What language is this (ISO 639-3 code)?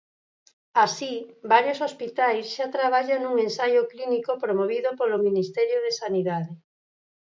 glg